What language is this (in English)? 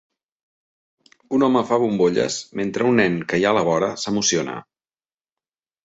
Catalan